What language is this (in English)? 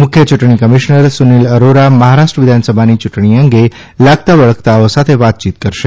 Gujarati